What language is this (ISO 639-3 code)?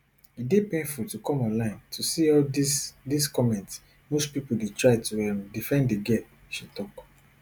pcm